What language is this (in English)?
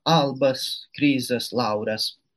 Lithuanian